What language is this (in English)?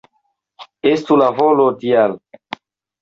Esperanto